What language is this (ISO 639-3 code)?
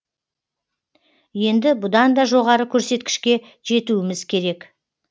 kaz